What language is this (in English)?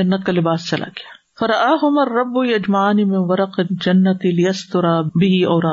Urdu